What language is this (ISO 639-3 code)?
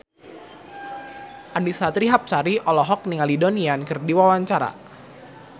sun